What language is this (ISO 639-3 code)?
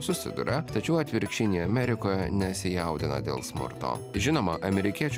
lit